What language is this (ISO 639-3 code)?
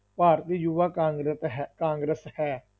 pan